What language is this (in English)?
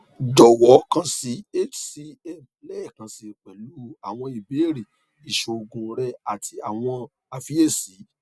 Yoruba